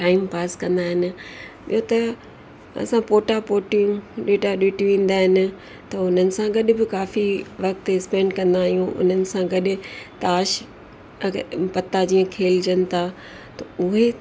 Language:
Sindhi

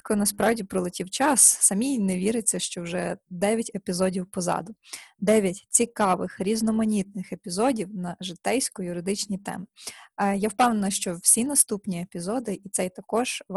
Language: Ukrainian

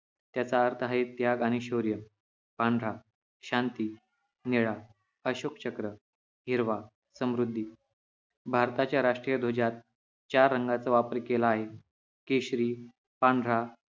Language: Marathi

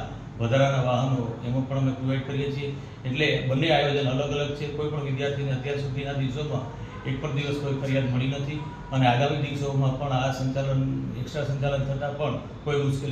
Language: Gujarati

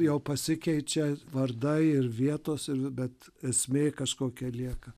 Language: Lithuanian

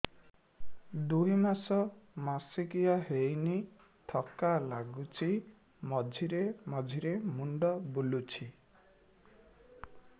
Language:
Odia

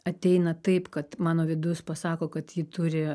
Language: Lithuanian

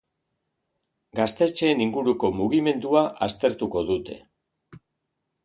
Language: Basque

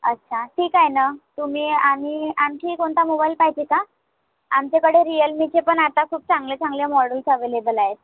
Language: Marathi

